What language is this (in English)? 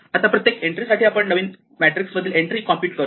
Marathi